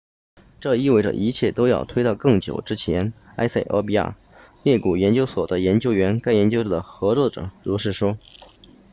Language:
Chinese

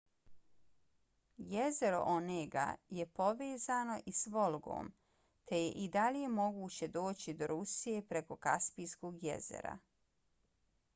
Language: Bosnian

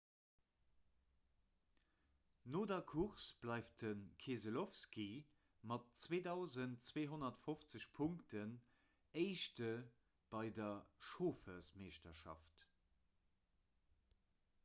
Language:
Luxembourgish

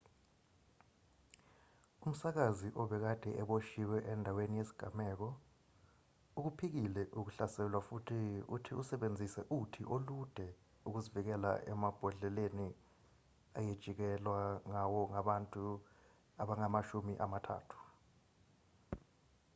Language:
Zulu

